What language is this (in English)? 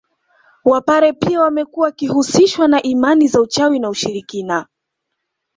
Swahili